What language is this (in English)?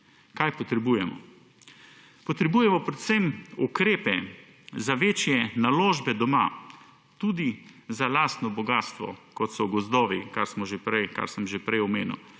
Slovenian